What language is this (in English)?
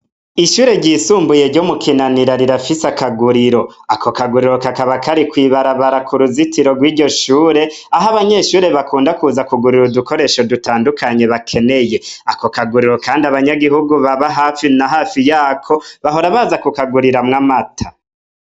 Rundi